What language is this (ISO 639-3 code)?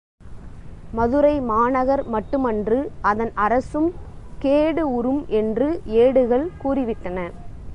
tam